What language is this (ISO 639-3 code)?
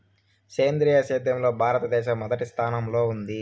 tel